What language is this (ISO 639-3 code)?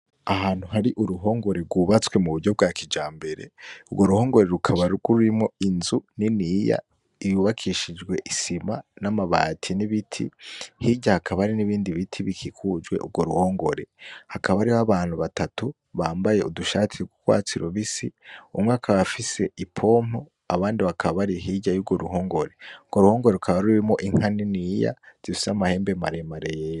run